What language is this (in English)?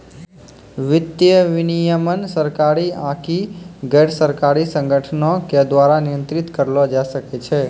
Maithili